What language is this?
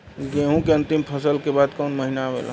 Bhojpuri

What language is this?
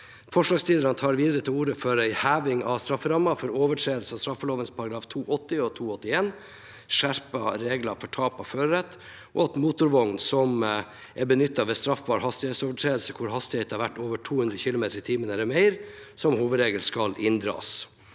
Norwegian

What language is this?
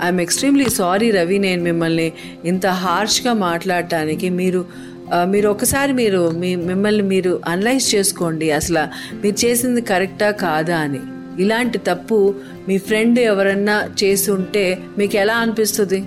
Telugu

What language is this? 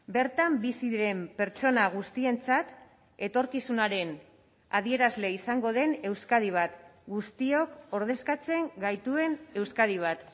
Basque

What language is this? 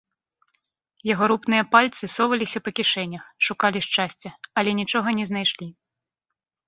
Belarusian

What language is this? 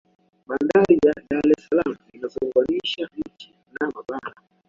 Swahili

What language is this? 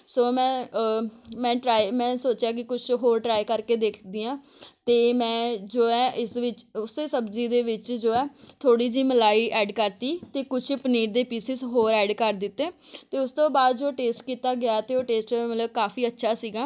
Punjabi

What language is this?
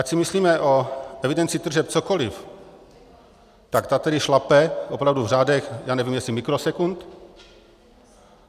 Czech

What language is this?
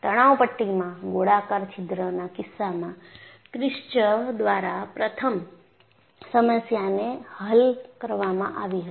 Gujarati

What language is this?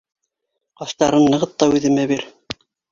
Bashkir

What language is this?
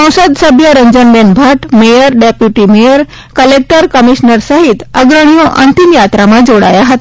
Gujarati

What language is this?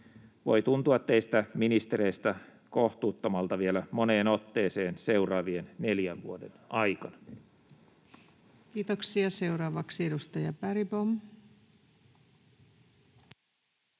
Finnish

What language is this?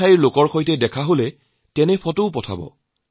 Assamese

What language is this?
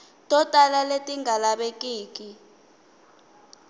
Tsonga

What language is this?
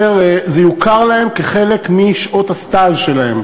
Hebrew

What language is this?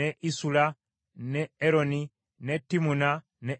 Ganda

